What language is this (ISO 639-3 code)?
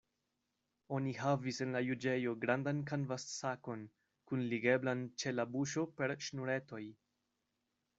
epo